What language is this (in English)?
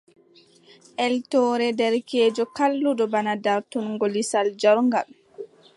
Adamawa Fulfulde